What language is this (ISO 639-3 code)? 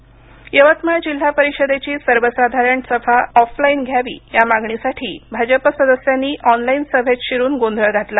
mar